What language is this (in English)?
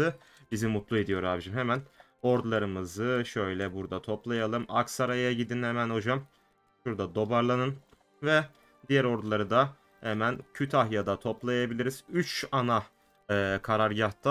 Turkish